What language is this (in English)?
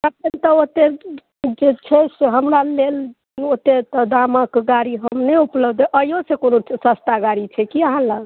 Maithili